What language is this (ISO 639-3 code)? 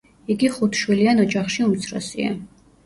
kat